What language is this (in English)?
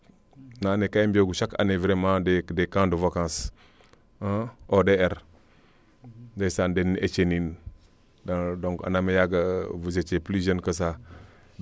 Serer